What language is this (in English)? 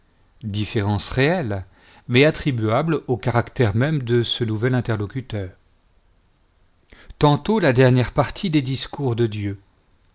French